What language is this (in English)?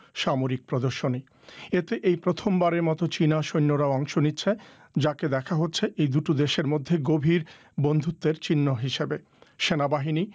Bangla